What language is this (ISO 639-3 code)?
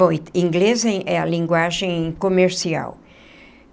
por